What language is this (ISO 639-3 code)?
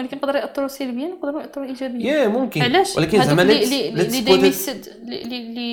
ara